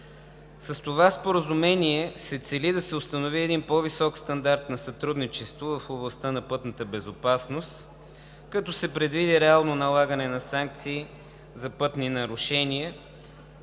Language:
Bulgarian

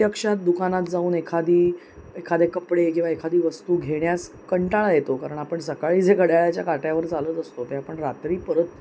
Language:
Marathi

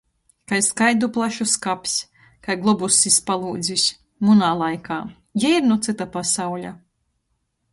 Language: Latgalian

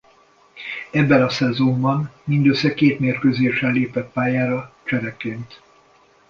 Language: Hungarian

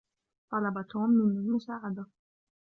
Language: Arabic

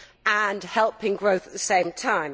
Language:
English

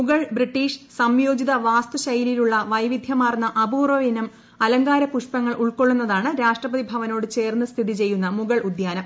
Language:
Malayalam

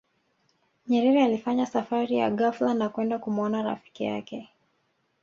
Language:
Swahili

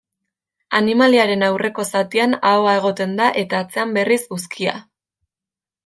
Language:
Basque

